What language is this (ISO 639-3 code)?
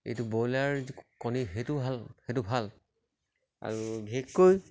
asm